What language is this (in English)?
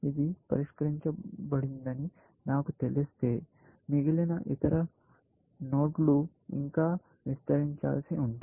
Telugu